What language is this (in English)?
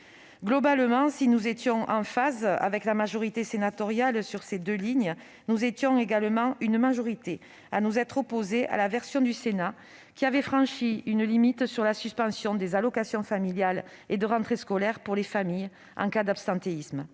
French